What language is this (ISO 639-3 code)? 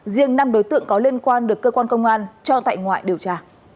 vie